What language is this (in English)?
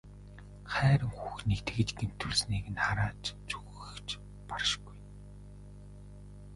Mongolian